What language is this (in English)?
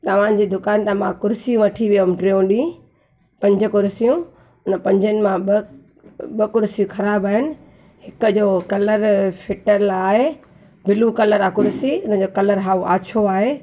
Sindhi